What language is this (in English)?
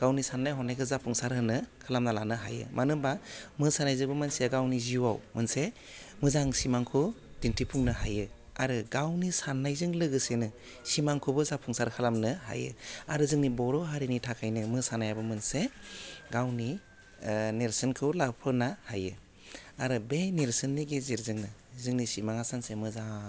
Bodo